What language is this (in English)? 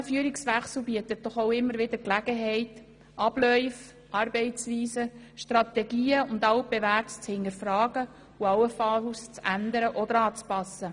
Swiss German